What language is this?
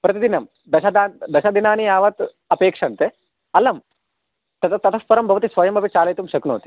Sanskrit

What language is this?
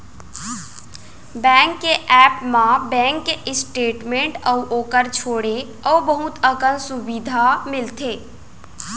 Chhattisgarhi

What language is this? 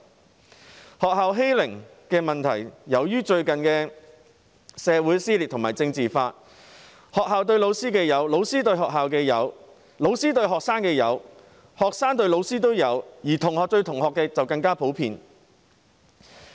Cantonese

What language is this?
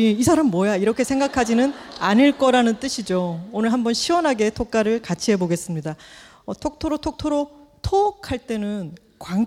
Korean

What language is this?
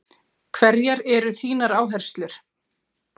Icelandic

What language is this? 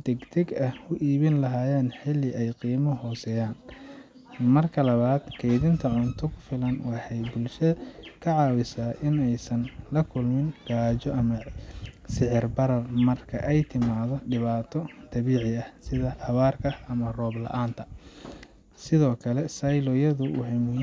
Somali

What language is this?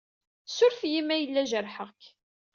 Kabyle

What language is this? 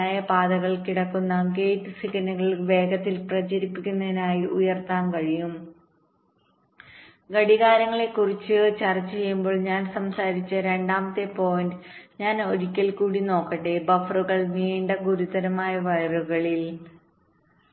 Malayalam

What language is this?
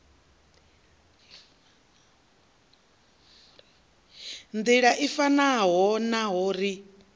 Venda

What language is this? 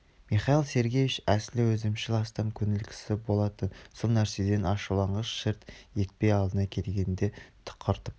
Kazakh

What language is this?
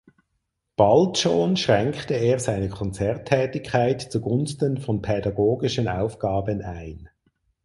German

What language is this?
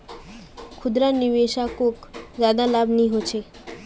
Magahi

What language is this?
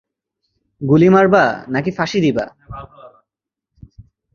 Bangla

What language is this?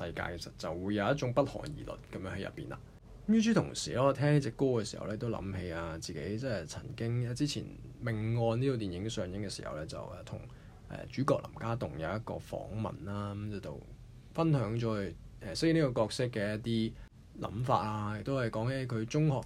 Chinese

